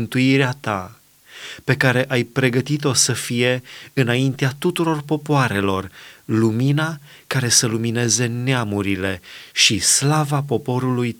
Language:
Romanian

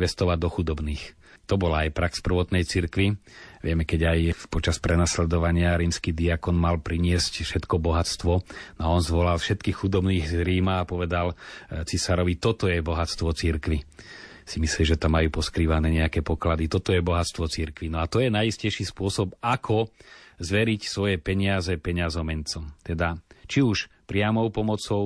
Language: Slovak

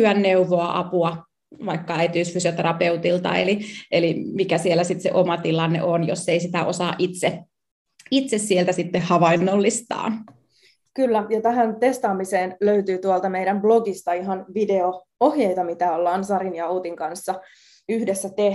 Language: Finnish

